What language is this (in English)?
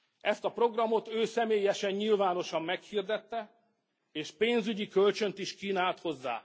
Hungarian